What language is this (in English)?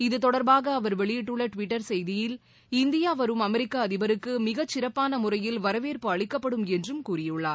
Tamil